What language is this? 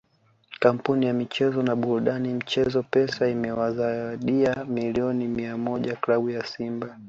Swahili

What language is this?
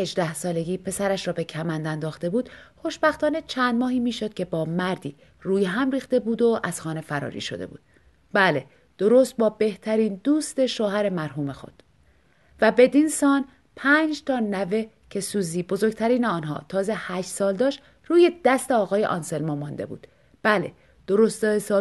Persian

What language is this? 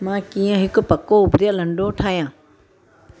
Sindhi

